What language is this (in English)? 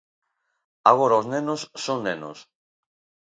Galician